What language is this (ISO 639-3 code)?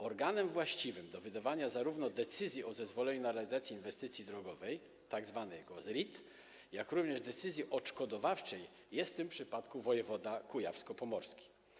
pol